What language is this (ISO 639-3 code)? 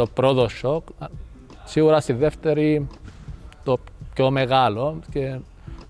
ell